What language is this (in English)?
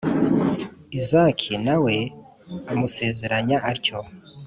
Kinyarwanda